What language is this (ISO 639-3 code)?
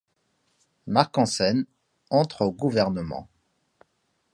fra